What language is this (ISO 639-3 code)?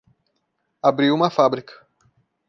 por